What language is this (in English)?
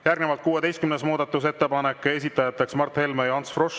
Estonian